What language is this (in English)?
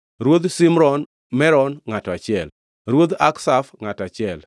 Luo (Kenya and Tanzania)